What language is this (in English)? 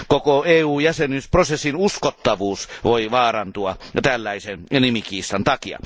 Finnish